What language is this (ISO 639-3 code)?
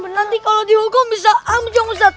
ind